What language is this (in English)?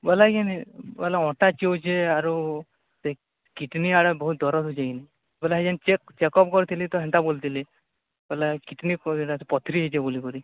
Odia